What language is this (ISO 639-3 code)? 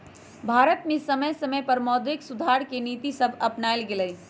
mag